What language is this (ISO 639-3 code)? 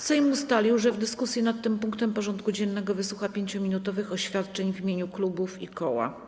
pol